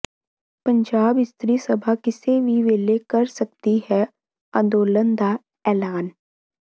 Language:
Punjabi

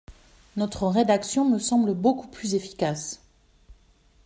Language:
French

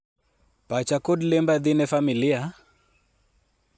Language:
Luo (Kenya and Tanzania)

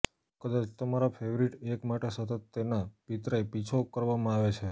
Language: Gujarati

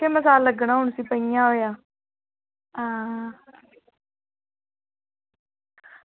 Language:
Dogri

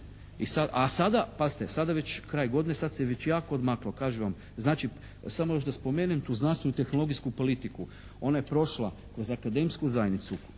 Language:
Croatian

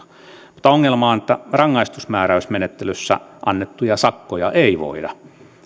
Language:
Finnish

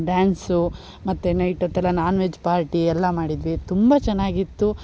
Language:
Kannada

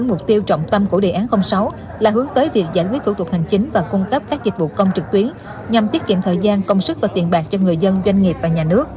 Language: Vietnamese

